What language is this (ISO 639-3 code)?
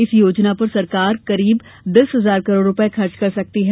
hin